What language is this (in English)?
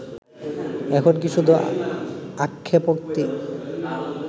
Bangla